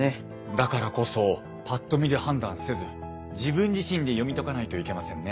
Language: Japanese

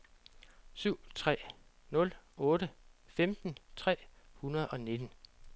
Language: Danish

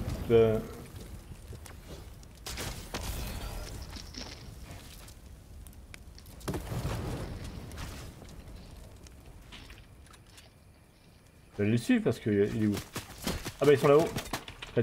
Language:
French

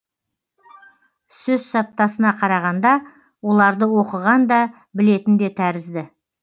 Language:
Kazakh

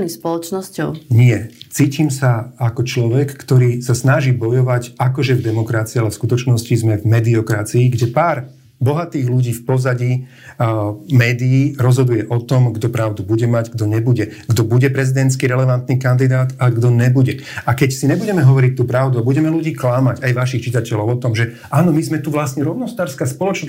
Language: Slovak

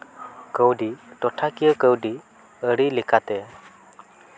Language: Santali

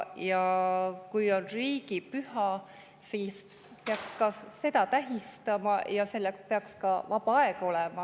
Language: Estonian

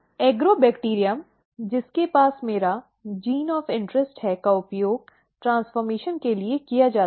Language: Hindi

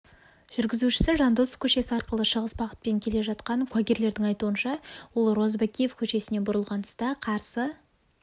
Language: Kazakh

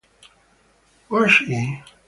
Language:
English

